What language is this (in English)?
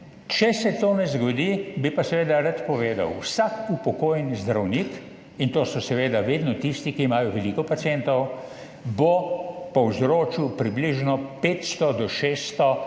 Slovenian